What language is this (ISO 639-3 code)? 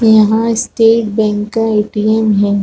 hin